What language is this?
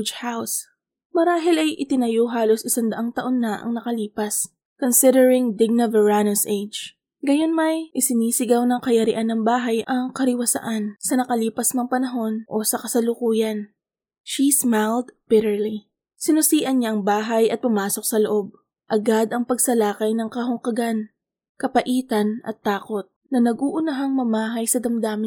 Filipino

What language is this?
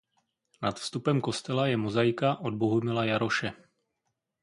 Czech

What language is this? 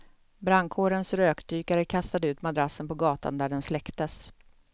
Swedish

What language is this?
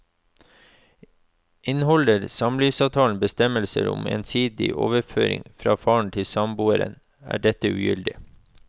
Norwegian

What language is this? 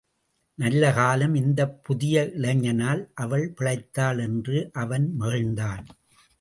Tamil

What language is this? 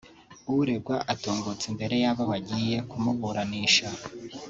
Kinyarwanda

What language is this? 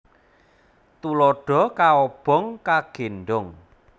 Javanese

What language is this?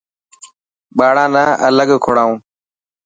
Dhatki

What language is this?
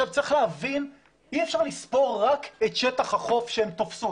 Hebrew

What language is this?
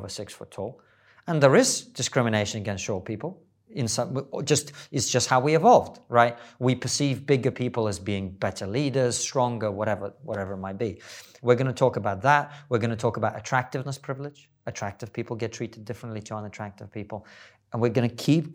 English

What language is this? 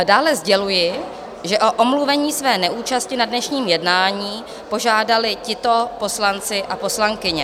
Czech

